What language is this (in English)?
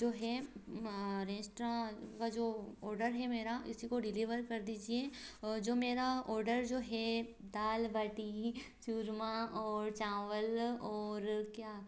Hindi